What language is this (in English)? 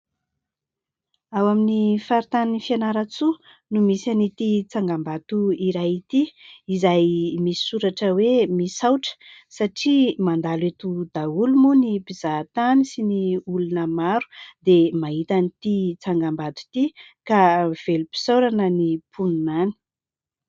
Malagasy